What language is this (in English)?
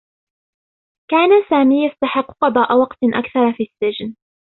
Arabic